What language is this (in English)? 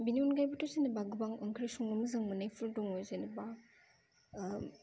Bodo